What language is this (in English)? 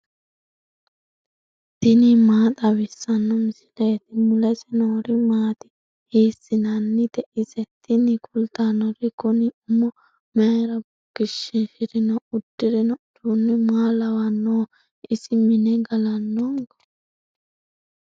Sidamo